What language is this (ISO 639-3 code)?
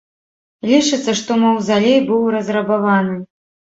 bel